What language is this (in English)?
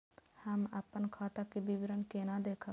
Maithili